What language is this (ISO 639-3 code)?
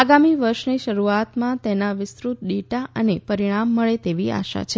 guj